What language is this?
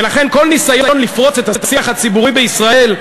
Hebrew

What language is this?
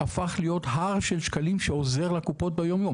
Hebrew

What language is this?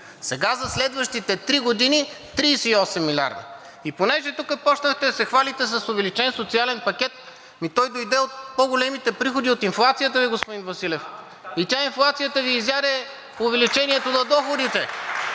Bulgarian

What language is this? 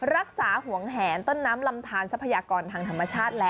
Thai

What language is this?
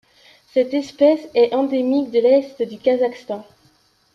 French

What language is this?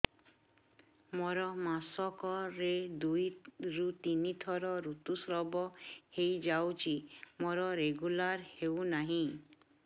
Odia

